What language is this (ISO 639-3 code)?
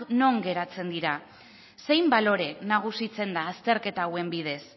eus